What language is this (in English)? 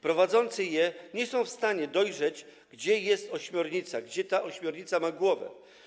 Polish